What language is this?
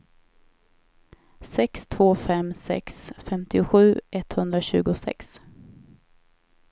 Swedish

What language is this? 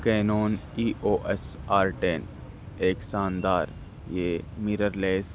Urdu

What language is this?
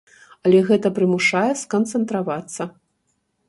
Belarusian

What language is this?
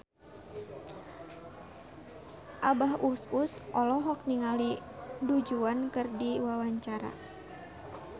Sundanese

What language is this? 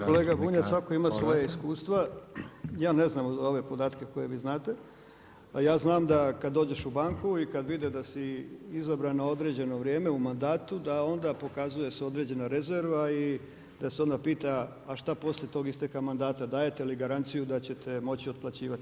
Croatian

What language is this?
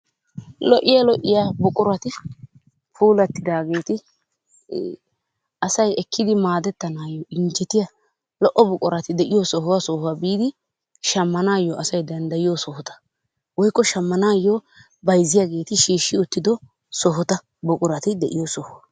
Wolaytta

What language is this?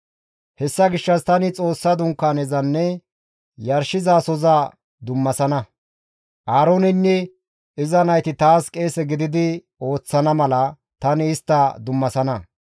Gamo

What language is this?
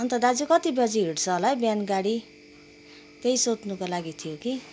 Nepali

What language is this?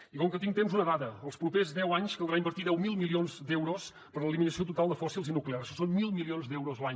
Catalan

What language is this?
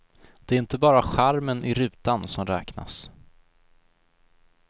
Swedish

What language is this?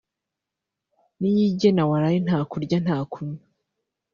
Kinyarwanda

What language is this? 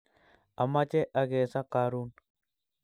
Kalenjin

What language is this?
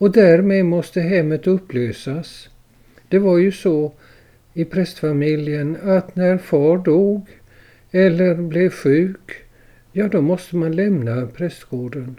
Swedish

